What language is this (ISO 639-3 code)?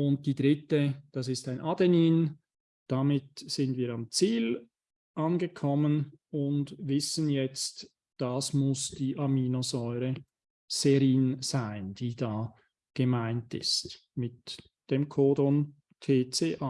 deu